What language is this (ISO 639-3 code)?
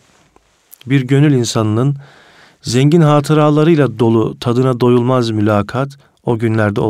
tur